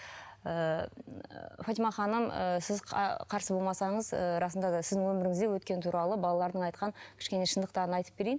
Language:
Kazakh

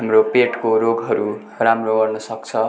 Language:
Nepali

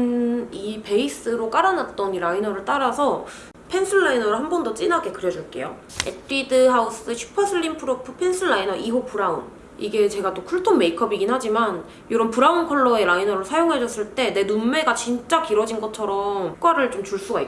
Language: Korean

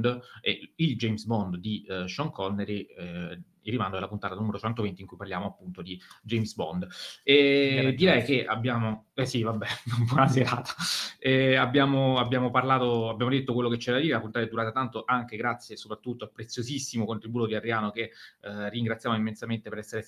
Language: Italian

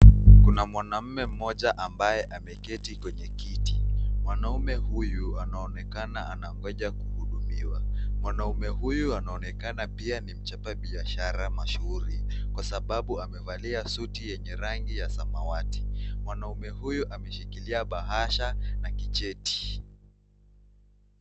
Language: Swahili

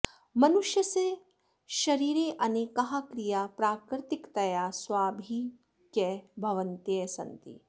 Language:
Sanskrit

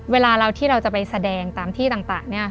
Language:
Thai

